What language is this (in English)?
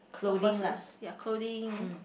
English